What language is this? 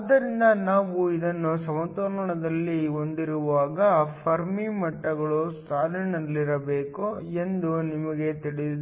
Kannada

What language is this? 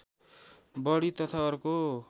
Nepali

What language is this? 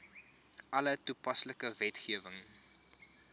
Afrikaans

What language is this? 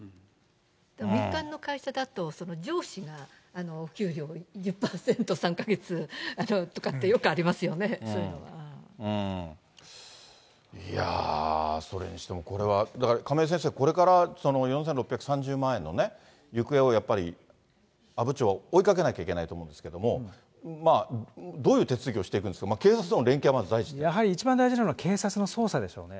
Japanese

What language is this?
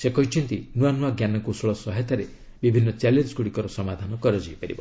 Odia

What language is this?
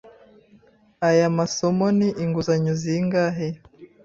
Kinyarwanda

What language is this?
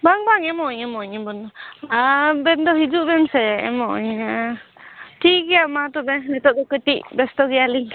Santali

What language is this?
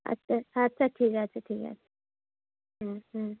Bangla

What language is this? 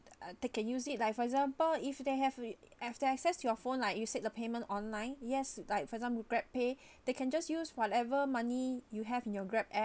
English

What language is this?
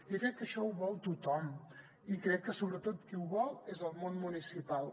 Catalan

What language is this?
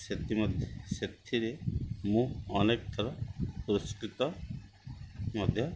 Odia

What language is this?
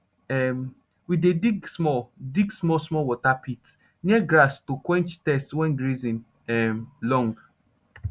Nigerian Pidgin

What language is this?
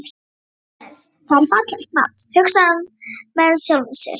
Icelandic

